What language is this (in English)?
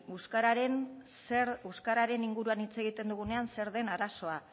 Basque